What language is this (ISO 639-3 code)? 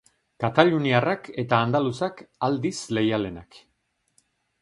eus